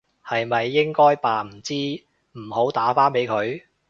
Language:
Cantonese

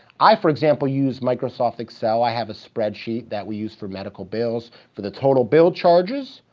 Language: English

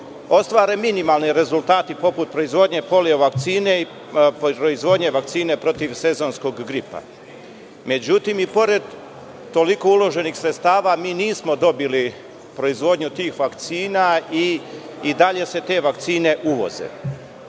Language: Serbian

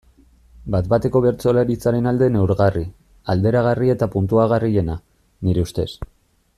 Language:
Basque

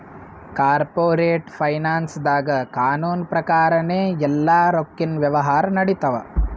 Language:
Kannada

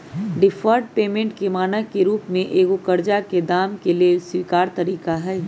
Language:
Magahi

